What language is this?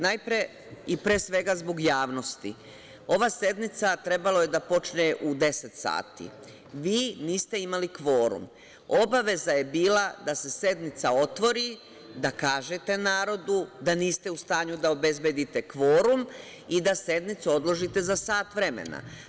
Serbian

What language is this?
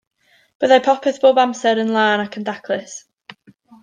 Welsh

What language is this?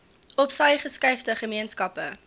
Afrikaans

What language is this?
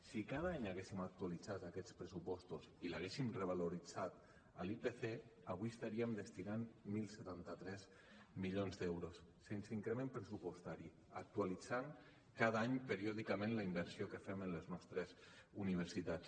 Catalan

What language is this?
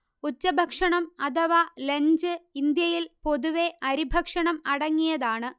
Malayalam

